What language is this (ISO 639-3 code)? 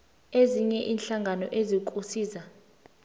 nbl